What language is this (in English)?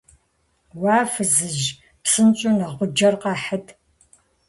Kabardian